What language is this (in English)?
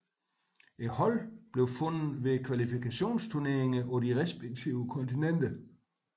Danish